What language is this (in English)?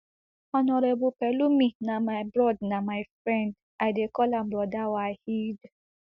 Nigerian Pidgin